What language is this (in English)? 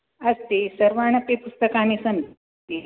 Sanskrit